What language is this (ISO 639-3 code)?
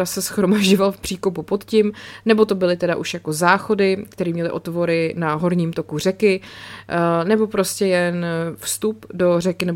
ces